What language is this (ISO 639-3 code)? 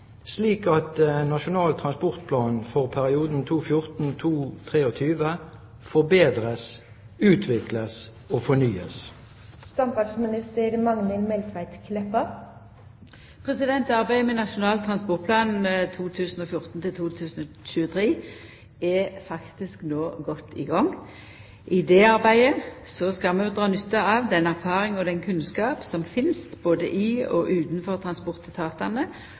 nor